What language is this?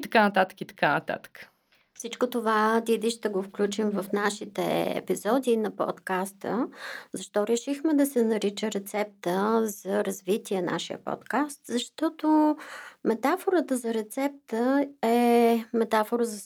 Bulgarian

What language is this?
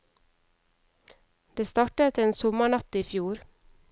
Norwegian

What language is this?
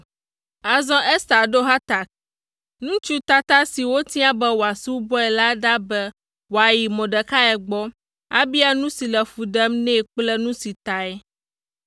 Ewe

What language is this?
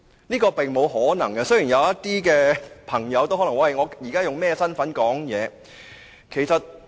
Cantonese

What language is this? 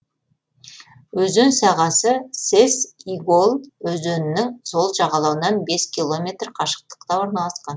Kazakh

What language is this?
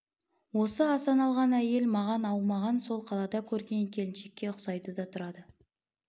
Kazakh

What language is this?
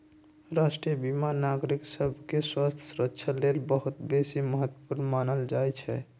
Magahi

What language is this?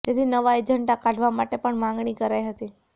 Gujarati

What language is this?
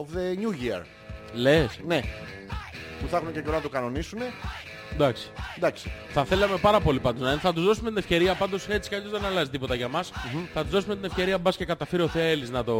Greek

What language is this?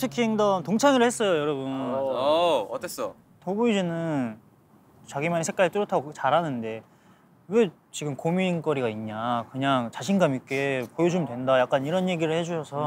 Korean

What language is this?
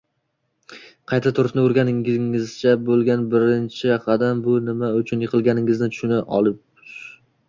Uzbek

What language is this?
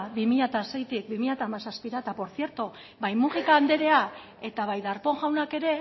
Basque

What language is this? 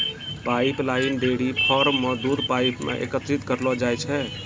Maithili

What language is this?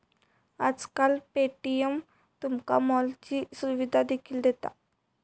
Marathi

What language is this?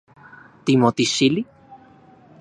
Central Puebla Nahuatl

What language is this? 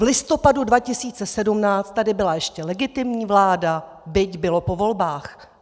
Czech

